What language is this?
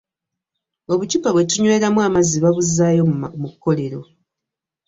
Ganda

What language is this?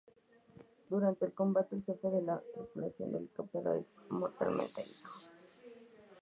Spanish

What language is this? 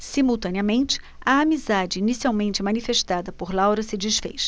Portuguese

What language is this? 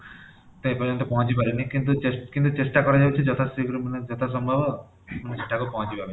Odia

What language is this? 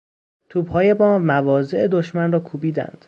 Persian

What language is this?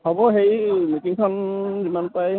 Assamese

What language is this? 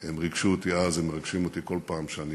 Hebrew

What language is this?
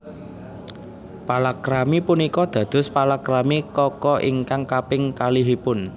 Javanese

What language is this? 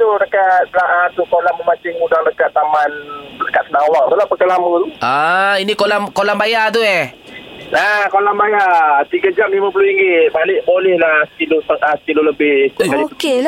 Malay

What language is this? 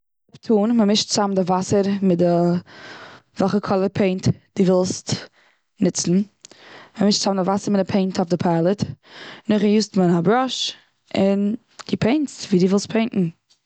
Yiddish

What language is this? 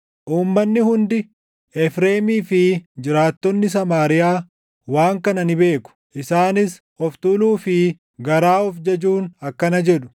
Oromo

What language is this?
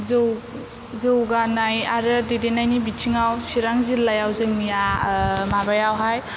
Bodo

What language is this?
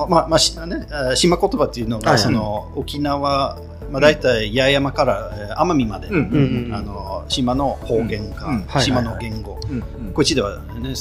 Japanese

